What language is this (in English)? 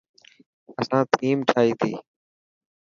Dhatki